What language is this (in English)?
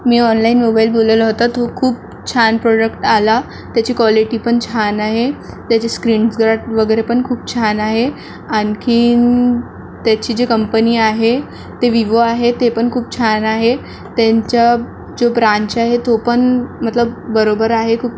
Marathi